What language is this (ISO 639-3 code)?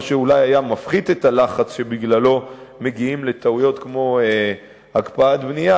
heb